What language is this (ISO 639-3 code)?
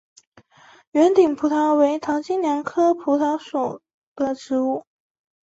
zho